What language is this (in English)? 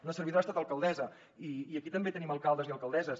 Catalan